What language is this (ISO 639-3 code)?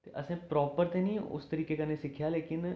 doi